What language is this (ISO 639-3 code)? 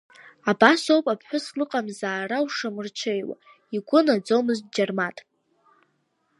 abk